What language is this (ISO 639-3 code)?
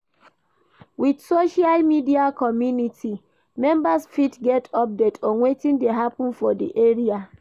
pcm